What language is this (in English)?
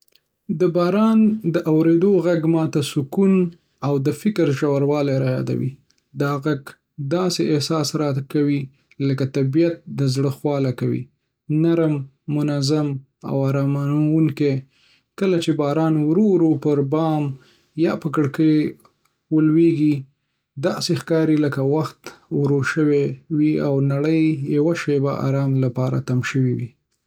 Pashto